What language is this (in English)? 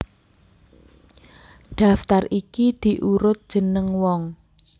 Javanese